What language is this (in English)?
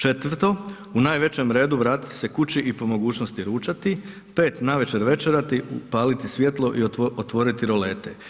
Croatian